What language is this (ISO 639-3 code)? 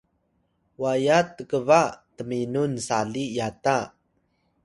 tay